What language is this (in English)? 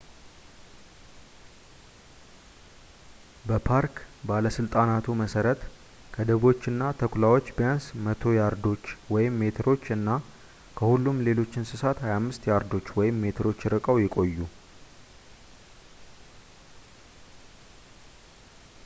Amharic